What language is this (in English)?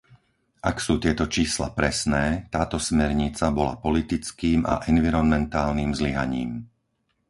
Slovak